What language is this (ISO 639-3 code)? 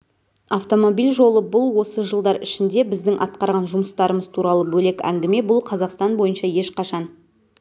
kaz